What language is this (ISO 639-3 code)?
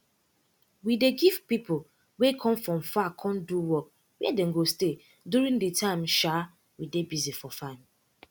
pcm